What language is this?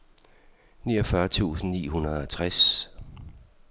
Danish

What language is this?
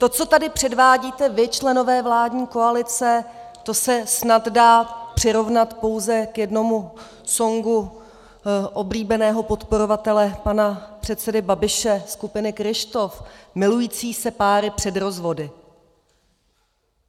Czech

